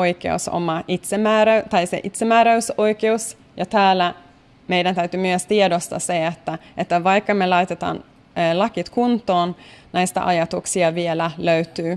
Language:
Finnish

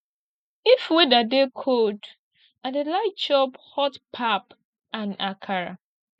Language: Nigerian Pidgin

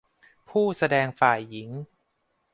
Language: Thai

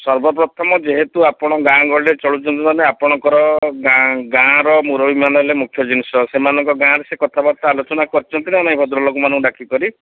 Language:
Odia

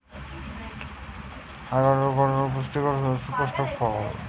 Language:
Bangla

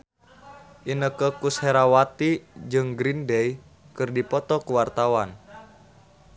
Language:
Sundanese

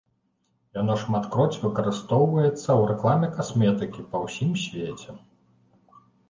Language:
Belarusian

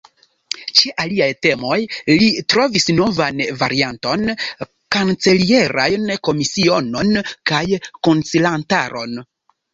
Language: Esperanto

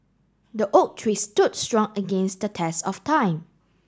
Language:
English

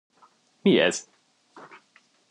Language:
Hungarian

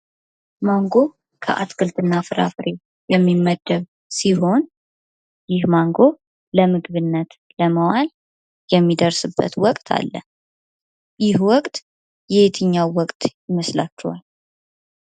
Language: Amharic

